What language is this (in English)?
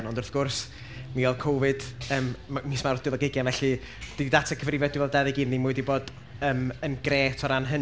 Welsh